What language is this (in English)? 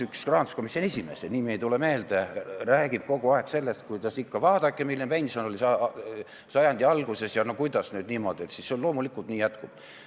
Estonian